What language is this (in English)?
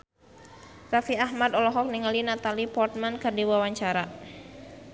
Sundanese